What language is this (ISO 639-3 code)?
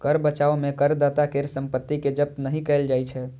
mai